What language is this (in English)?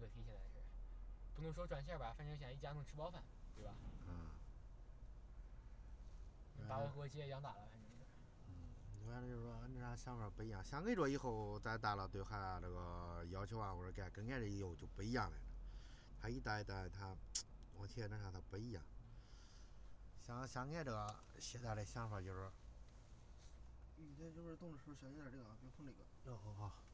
Chinese